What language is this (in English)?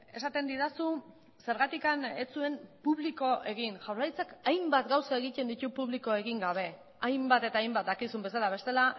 Basque